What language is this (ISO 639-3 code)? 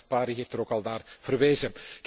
nld